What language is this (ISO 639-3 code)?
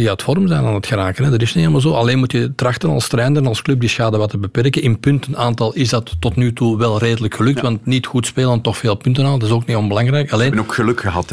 nld